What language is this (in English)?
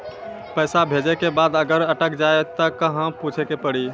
Maithili